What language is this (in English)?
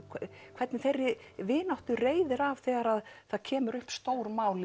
Icelandic